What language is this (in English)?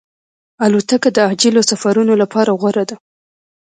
Pashto